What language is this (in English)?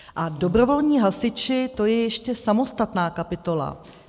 Czech